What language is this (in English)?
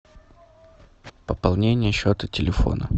Russian